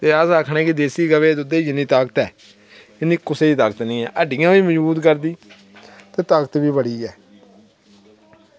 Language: Dogri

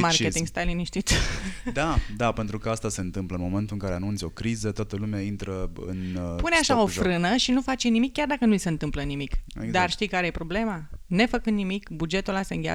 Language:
Romanian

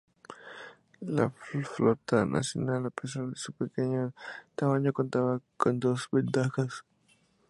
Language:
Spanish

